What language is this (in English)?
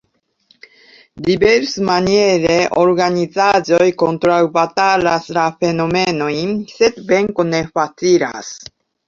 Esperanto